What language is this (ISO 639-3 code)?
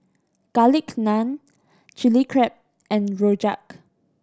eng